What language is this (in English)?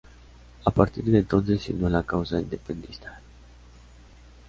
Spanish